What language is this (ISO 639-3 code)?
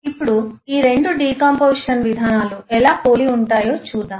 tel